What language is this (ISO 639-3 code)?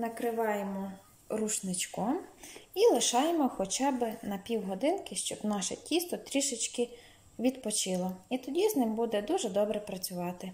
ukr